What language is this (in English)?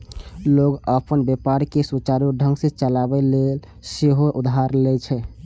Maithili